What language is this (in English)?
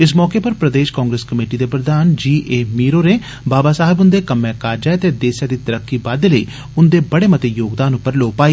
Dogri